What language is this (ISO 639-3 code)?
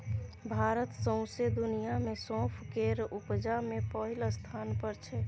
mai